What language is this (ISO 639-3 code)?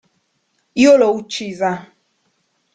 ita